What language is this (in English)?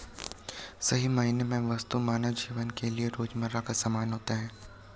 Hindi